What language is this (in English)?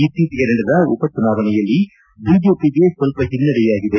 Kannada